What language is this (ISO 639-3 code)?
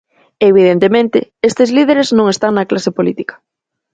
glg